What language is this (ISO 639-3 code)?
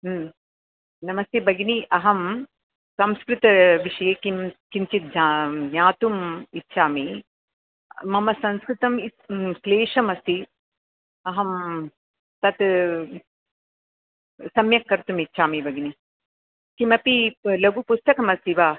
san